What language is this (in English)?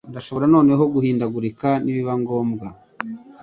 Kinyarwanda